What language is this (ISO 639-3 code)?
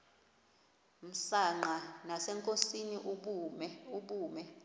xho